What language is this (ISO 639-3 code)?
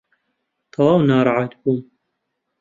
ckb